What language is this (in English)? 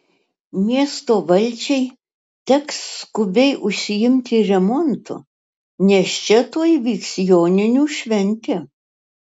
Lithuanian